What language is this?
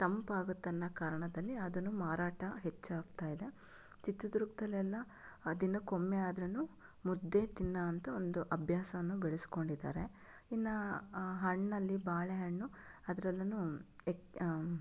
Kannada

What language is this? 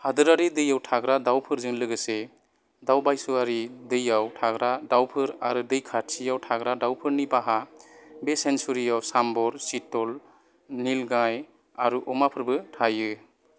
Bodo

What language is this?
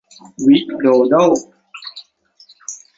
Thai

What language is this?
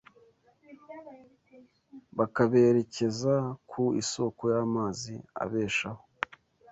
Kinyarwanda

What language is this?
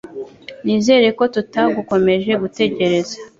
Kinyarwanda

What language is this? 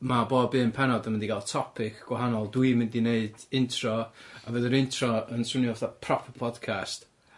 Welsh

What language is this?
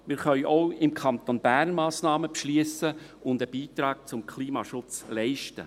Swiss German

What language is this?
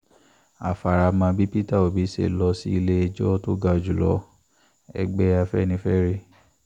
Yoruba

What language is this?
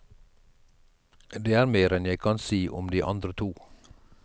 Norwegian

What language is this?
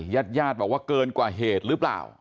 Thai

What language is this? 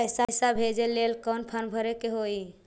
Magahi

